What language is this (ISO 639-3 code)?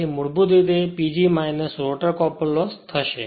guj